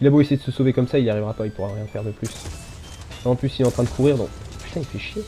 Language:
French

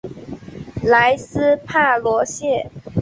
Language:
Chinese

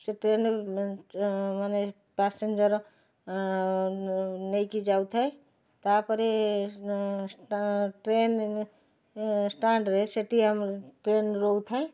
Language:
Odia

